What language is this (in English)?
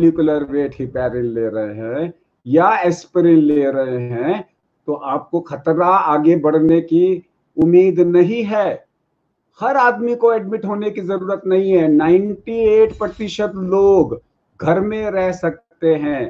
Hindi